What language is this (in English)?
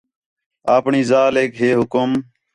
Khetrani